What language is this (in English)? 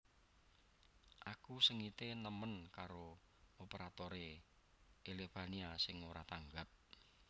Javanese